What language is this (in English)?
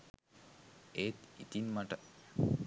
Sinhala